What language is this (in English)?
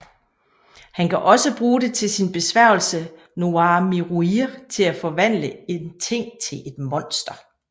Danish